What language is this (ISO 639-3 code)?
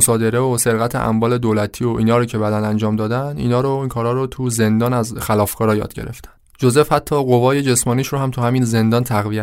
fas